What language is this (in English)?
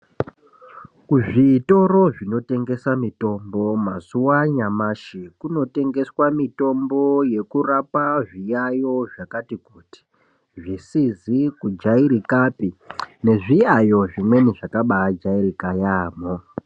Ndau